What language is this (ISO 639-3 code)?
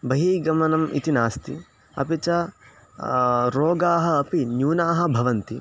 san